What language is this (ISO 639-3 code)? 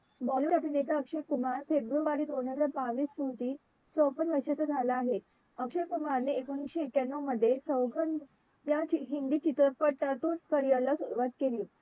mar